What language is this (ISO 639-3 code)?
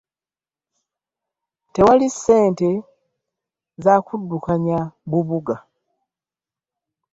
lug